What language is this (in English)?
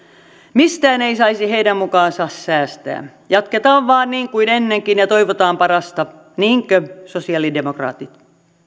Finnish